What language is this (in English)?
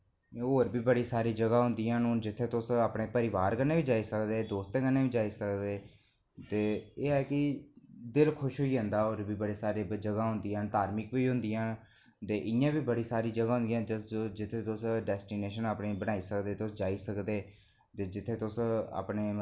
Dogri